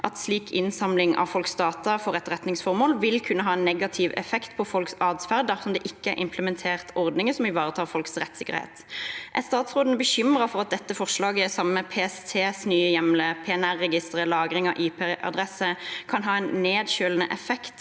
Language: Norwegian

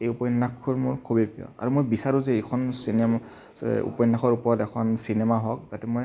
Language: Assamese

